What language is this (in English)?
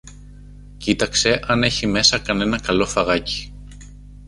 Greek